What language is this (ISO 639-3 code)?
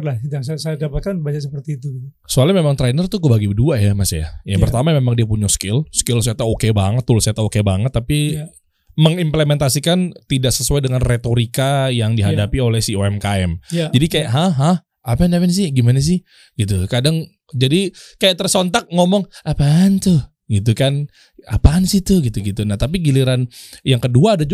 ind